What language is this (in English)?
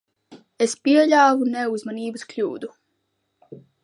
Latvian